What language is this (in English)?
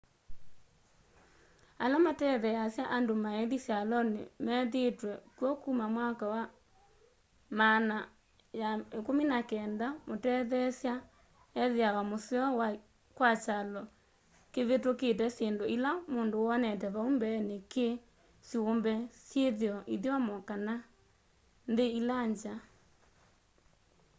Kamba